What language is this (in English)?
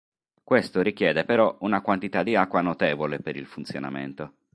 Italian